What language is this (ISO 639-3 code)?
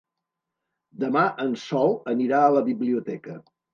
cat